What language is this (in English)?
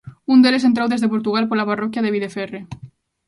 Galician